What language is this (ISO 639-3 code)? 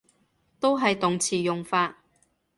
yue